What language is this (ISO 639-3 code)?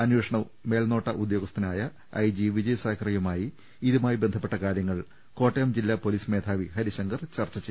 mal